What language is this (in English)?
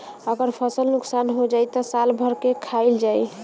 Bhojpuri